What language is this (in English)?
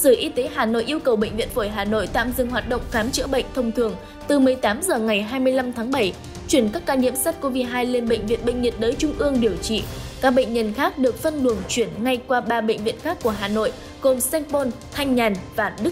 Vietnamese